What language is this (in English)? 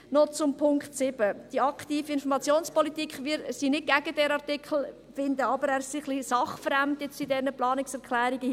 Swiss German